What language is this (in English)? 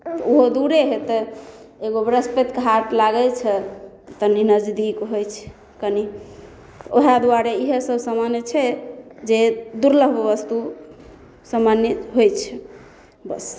Maithili